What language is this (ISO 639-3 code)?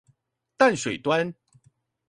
zho